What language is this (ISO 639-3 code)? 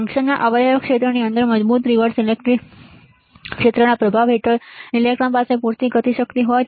guj